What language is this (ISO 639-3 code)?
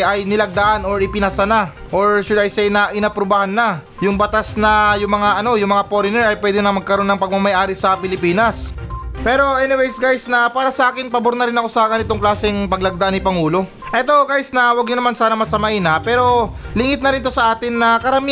fil